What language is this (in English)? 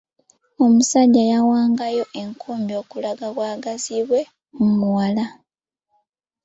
Ganda